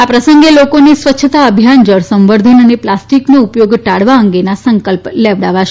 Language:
Gujarati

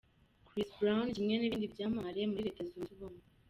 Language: Kinyarwanda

